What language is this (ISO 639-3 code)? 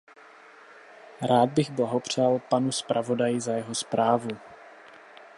ces